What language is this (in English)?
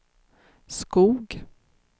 Swedish